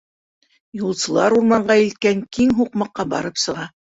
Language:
Bashkir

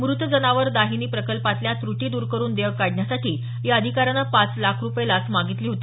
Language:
Marathi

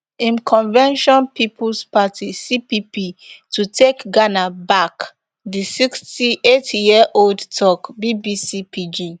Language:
Nigerian Pidgin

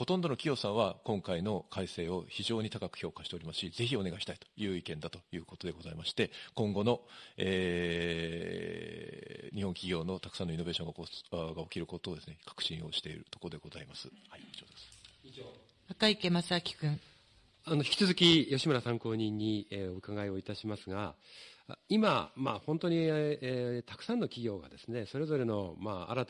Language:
Japanese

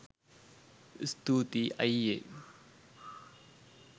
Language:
Sinhala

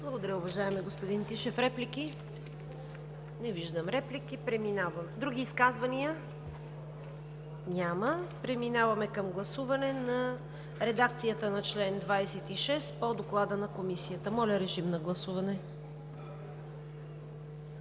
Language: Bulgarian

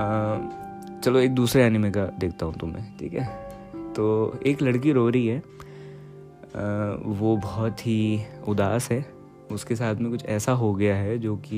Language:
Hindi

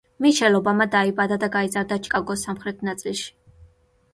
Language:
Georgian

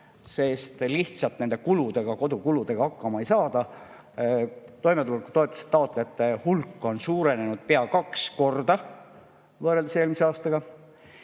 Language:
Estonian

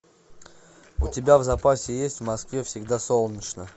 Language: Russian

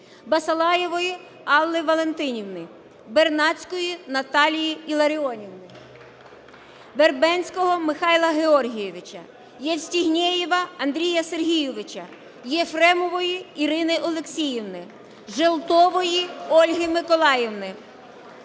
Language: Ukrainian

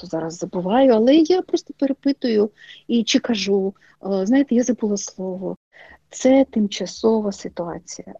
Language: Ukrainian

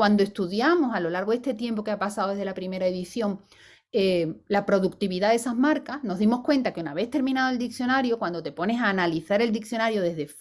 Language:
Spanish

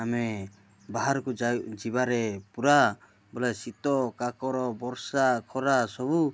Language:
Odia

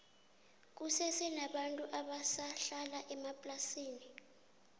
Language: South Ndebele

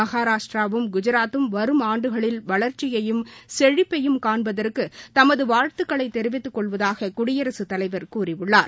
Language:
Tamil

